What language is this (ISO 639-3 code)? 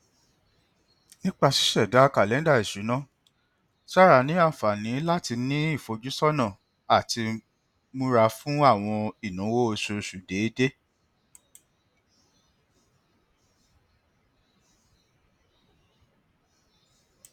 yor